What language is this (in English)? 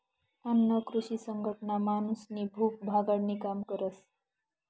Marathi